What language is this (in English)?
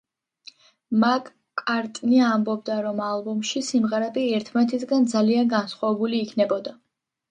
Georgian